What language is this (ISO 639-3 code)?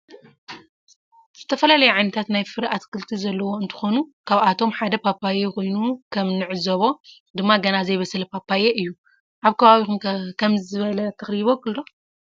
tir